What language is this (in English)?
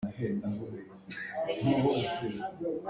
Hakha Chin